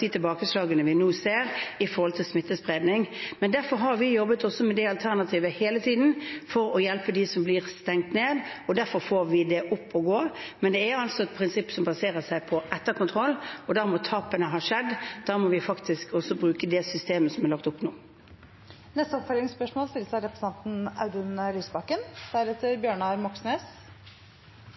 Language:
Norwegian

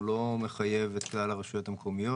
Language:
Hebrew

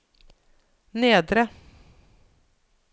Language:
Norwegian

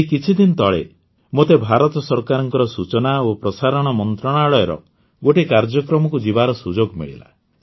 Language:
Odia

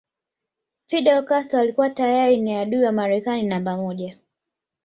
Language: Swahili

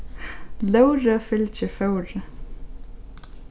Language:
Faroese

